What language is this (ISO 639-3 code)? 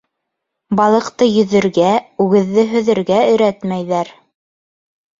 bak